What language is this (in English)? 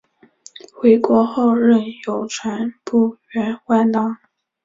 Chinese